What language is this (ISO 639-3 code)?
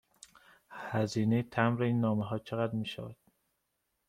fas